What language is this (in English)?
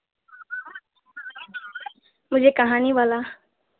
Hindi